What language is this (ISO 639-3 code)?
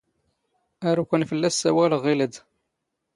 zgh